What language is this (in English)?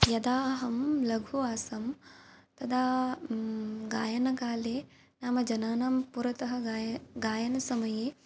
Sanskrit